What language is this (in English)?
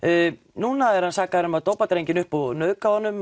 Icelandic